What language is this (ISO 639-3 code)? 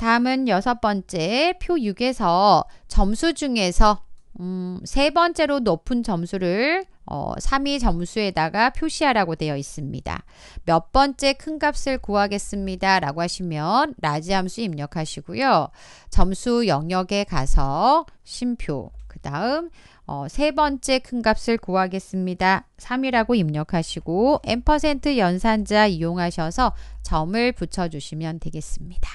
kor